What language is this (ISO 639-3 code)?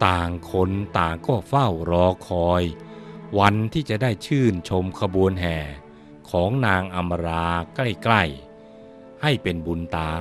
tha